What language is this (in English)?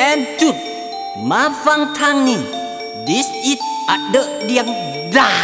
Thai